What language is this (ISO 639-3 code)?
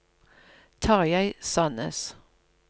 nor